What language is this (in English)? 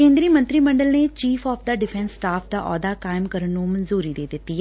Punjabi